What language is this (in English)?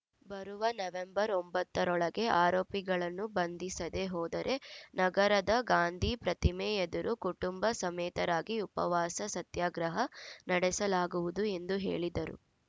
Kannada